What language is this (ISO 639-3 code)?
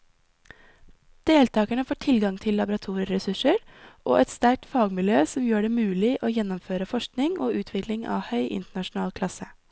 nor